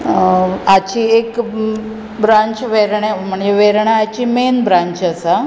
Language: Konkani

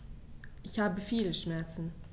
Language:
German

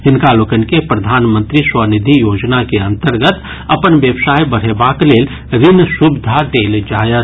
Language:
Maithili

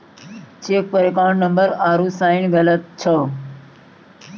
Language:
Maithili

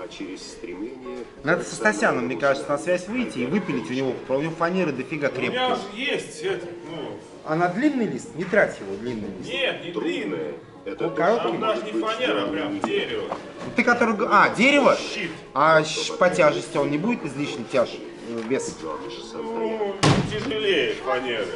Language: Russian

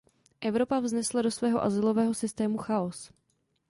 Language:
Czech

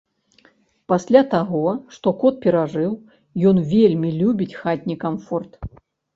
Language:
Belarusian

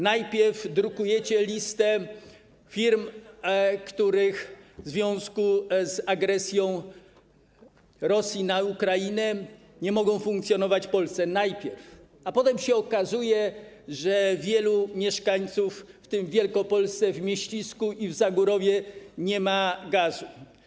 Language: Polish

